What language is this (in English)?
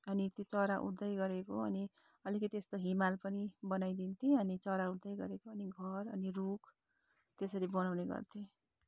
Nepali